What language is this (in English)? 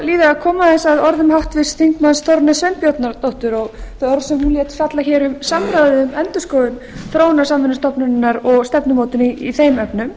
Icelandic